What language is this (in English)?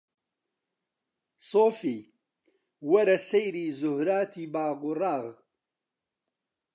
Central Kurdish